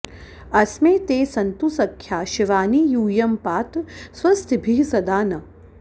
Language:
Sanskrit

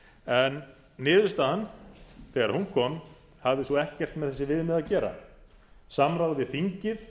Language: Icelandic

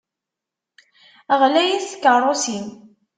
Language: Kabyle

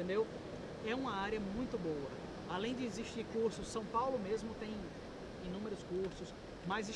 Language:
Portuguese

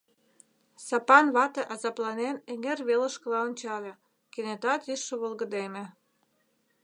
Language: Mari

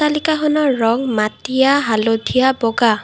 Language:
Assamese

